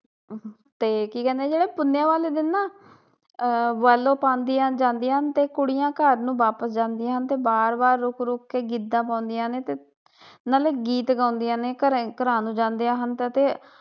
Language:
Punjabi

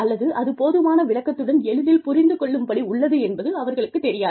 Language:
Tamil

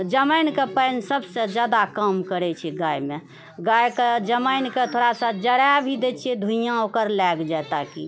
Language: Maithili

